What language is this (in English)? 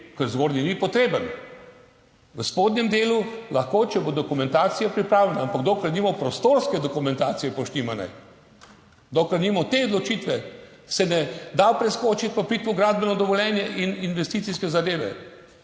Slovenian